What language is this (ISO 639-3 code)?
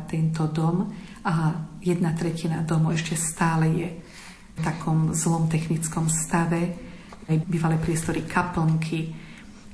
slk